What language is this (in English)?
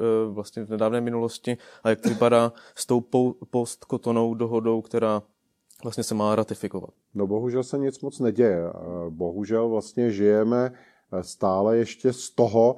Czech